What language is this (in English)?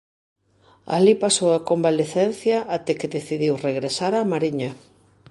Galician